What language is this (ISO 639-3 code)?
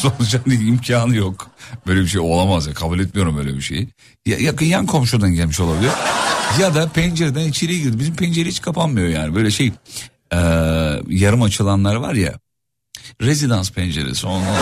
tur